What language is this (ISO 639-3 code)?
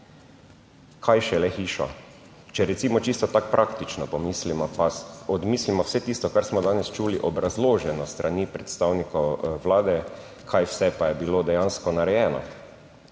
slv